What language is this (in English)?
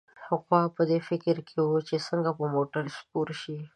Pashto